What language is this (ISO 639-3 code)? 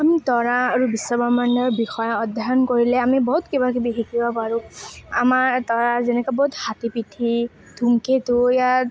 asm